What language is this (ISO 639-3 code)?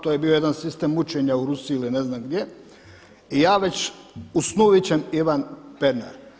hrv